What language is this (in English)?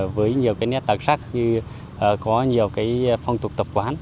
Vietnamese